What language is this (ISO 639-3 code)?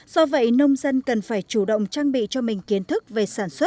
vie